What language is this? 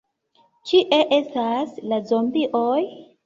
Esperanto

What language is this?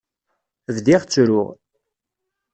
Kabyle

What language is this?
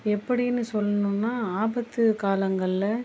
Tamil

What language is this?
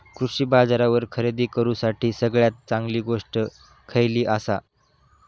Marathi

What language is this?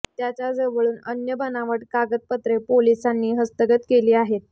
Marathi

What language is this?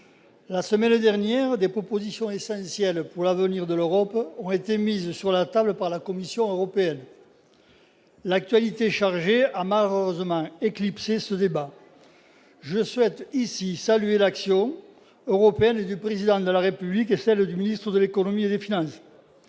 French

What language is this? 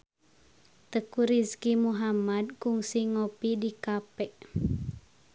Sundanese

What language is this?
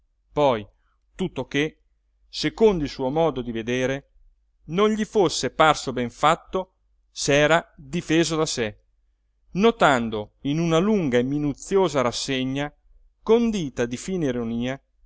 Italian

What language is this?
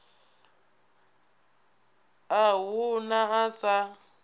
Venda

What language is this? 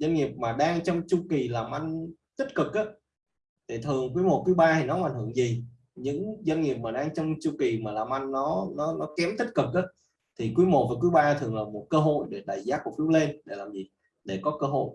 Vietnamese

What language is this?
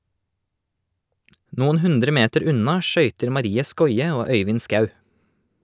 Norwegian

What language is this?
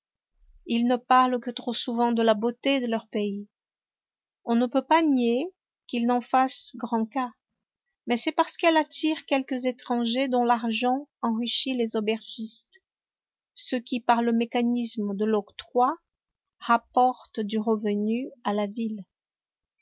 French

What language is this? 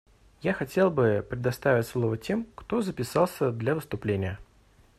Russian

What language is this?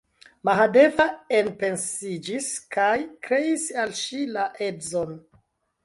Esperanto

